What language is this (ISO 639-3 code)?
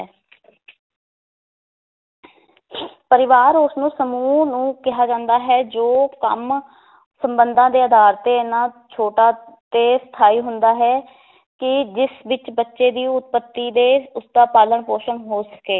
pan